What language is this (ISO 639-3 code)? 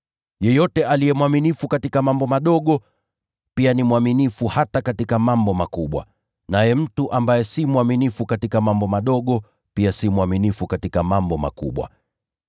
swa